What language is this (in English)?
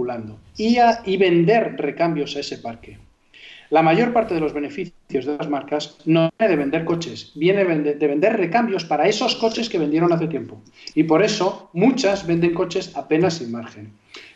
Spanish